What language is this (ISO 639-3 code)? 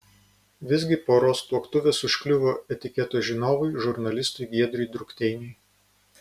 lit